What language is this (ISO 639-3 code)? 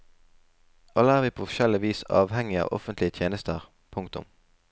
nor